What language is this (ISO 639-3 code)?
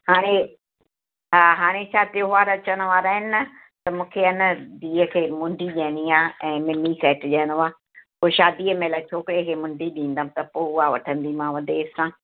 snd